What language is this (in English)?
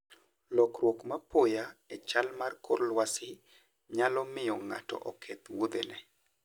Luo (Kenya and Tanzania)